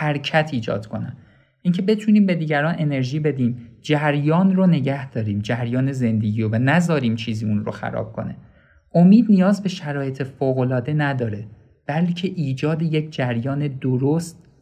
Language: Persian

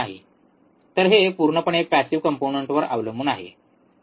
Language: Marathi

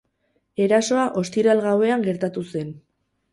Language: Basque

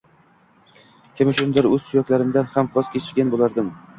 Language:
Uzbek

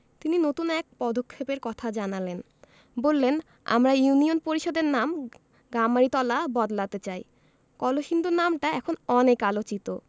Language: Bangla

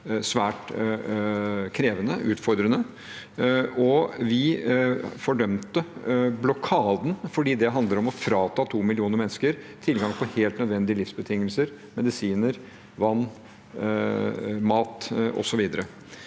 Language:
Norwegian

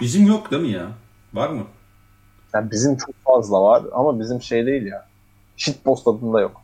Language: Turkish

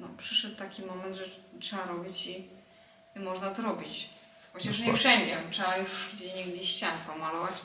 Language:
Polish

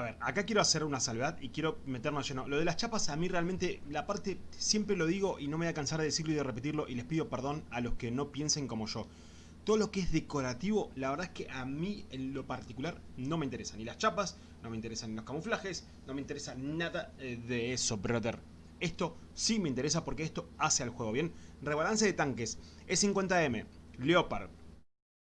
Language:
Spanish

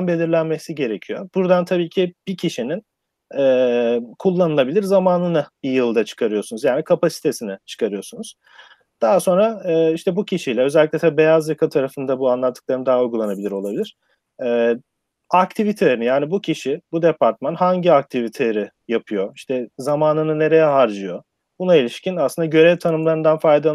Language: Turkish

